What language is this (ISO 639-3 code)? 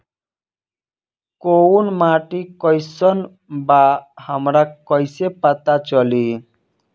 bho